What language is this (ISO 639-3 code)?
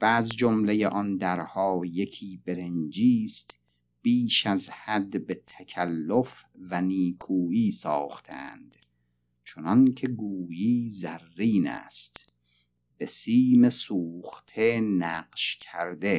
fas